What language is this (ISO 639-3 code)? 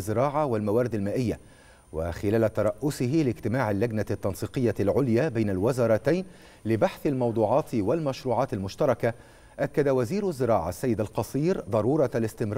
ara